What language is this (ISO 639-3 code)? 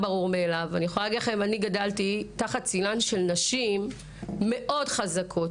heb